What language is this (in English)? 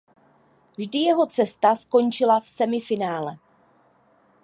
Czech